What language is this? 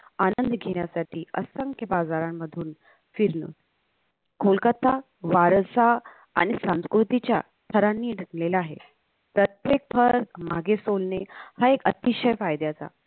Marathi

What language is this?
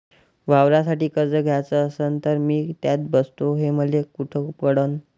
Marathi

